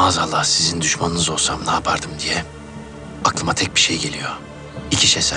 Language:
Turkish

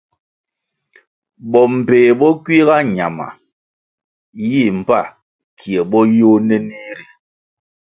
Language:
Kwasio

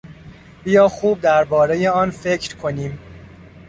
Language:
Persian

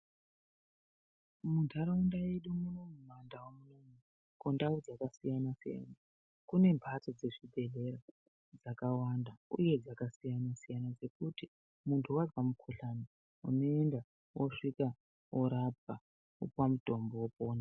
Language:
Ndau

